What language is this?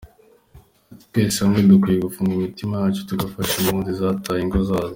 Kinyarwanda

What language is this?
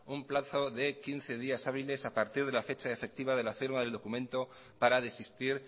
Spanish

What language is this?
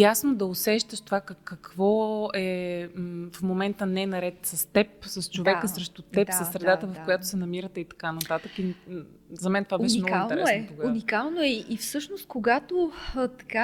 Bulgarian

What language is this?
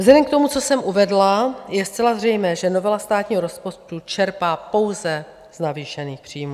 Czech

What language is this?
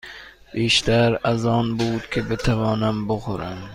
Persian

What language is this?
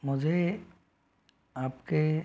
Hindi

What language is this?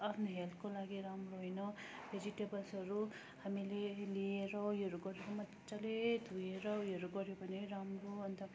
Nepali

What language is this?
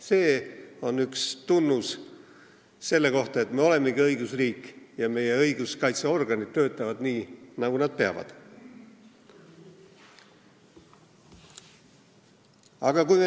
Estonian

